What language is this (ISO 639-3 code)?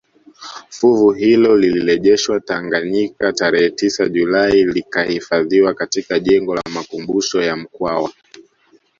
swa